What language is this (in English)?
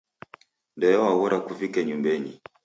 Taita